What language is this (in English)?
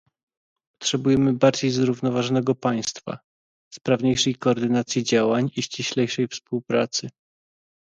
Polish